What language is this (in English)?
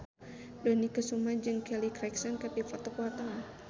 Sundanese